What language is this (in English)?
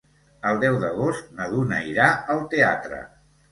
Catalan